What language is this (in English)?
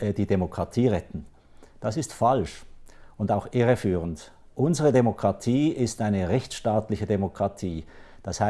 German